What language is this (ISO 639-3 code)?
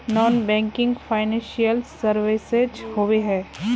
mag